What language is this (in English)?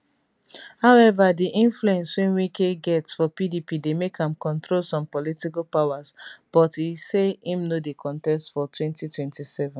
Nigerian Pidgin